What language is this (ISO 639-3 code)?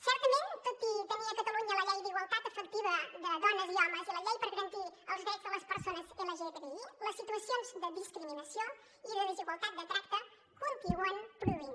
cat